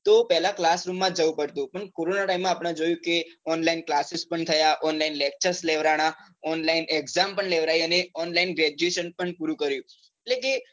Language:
Gujarati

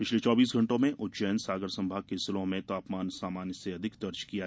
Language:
Hindi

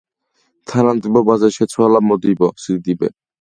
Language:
Georgian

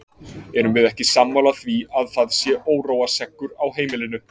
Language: Icelandic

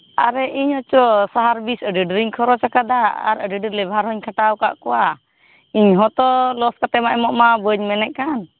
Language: Santali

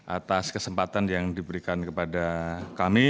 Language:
Indonesian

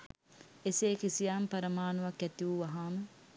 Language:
Sinhala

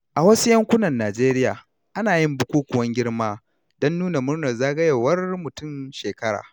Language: Hausa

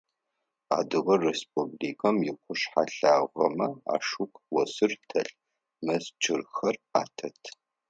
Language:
Adyghe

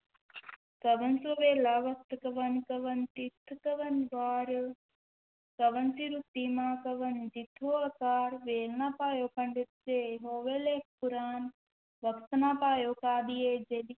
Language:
Punjabi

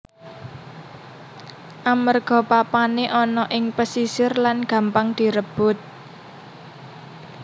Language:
Javanese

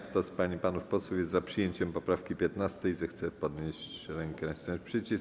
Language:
Polish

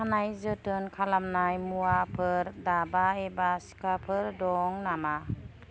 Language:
Bodo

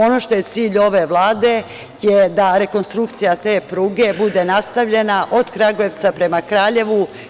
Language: Serbian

